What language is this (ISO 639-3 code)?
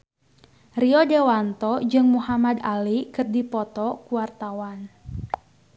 sun